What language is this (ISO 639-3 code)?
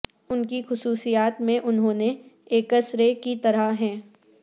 urd